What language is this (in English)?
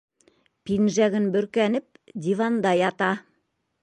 Bashkir